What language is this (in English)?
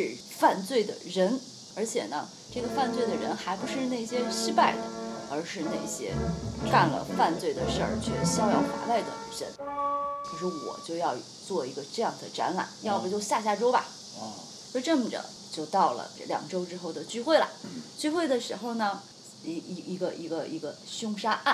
Chinese